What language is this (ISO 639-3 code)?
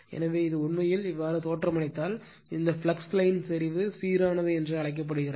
tam